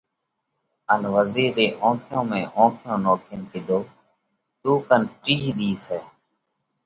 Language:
Parkari Koli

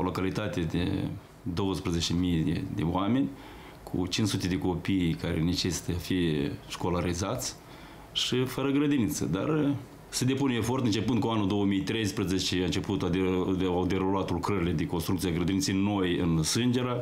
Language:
Romanian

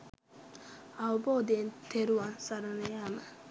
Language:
Sinhala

